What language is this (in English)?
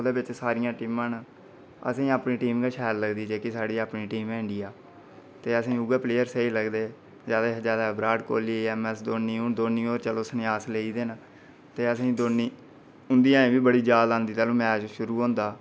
Dogri